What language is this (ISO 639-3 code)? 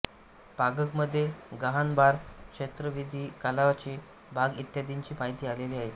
mar